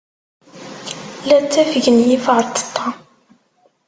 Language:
Kabyle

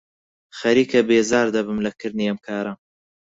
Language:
Central Kurdish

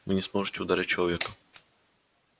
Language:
Russian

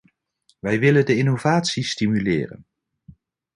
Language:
Dutch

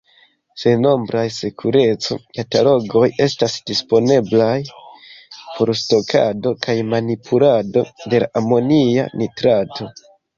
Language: Esperanto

